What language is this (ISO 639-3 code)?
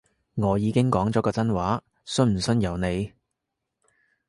yue